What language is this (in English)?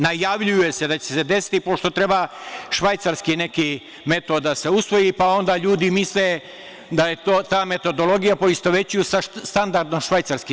Serbian